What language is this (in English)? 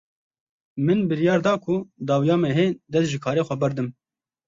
Kurdish